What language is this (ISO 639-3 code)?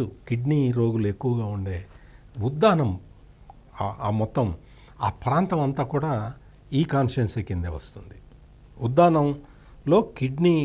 tel